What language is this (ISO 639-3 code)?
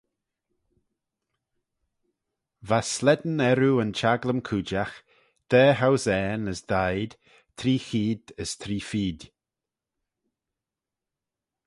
glv